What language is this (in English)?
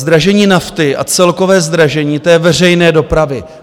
Czech